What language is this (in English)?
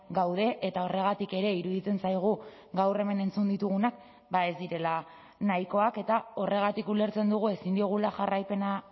Basque